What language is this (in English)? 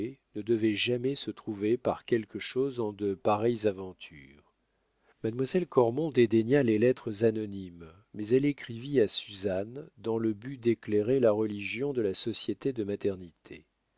French